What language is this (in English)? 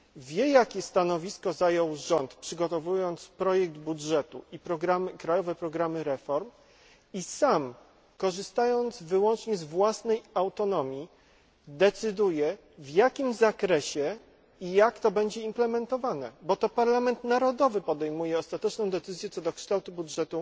Polish